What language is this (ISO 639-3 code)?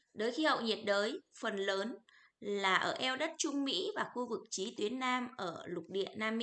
vie